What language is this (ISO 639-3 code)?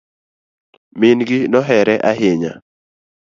luo